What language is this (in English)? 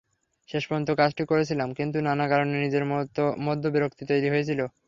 Bangla